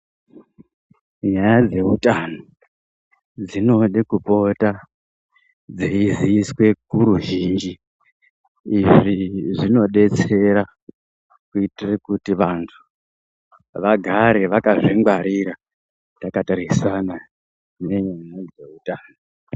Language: Ndau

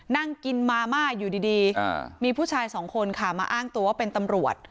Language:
Thai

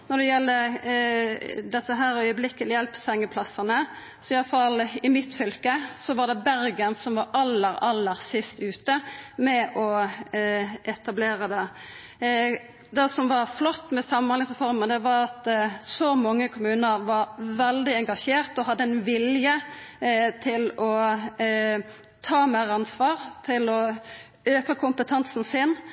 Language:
Norwegian Nynorsk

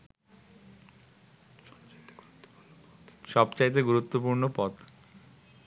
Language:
Bangla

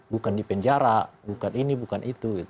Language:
Indonesian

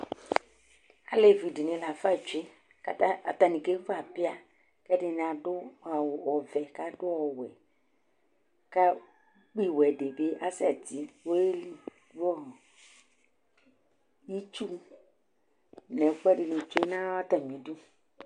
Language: Ikposo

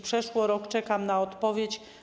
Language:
Polish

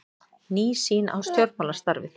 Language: Icelandic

